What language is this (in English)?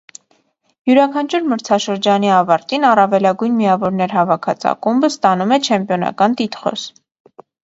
Armenian